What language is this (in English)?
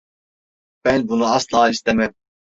Turkish